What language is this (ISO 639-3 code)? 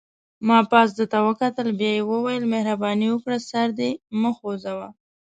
pus